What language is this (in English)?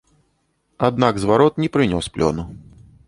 Belarusian